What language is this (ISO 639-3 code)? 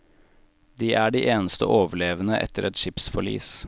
nor